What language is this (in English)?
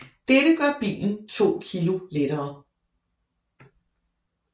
Danish